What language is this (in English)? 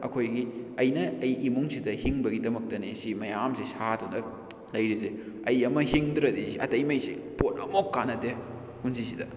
Manipuri